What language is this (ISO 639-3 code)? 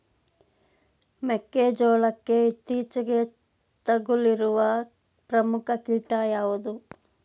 kan